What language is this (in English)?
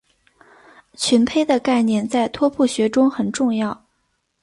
Chinese